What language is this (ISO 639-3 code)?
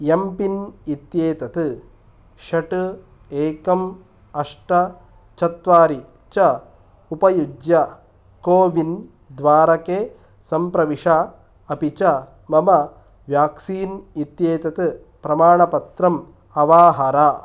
san